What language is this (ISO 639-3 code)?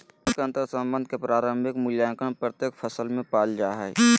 mag